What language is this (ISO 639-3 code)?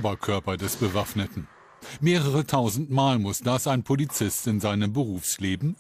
deu